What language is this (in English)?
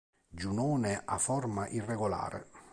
Italian